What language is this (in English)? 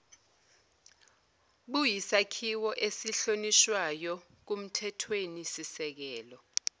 Zulu